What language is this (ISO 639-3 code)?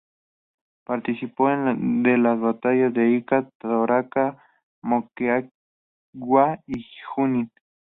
spa